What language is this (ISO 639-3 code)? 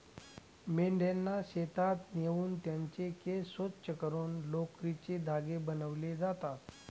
mar